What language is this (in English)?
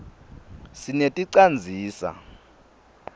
Swati